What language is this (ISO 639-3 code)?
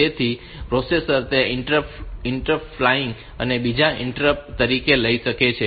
guj